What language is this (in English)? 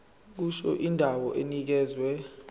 Zulu